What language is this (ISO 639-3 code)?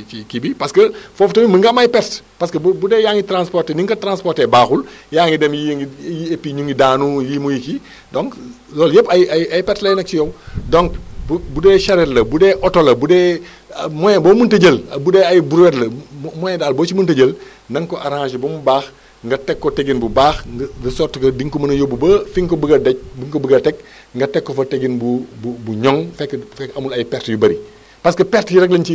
wol